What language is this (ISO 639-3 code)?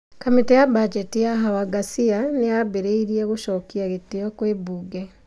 kik